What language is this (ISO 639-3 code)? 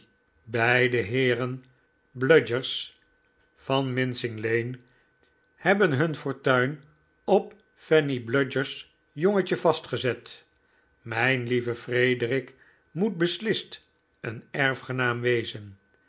nld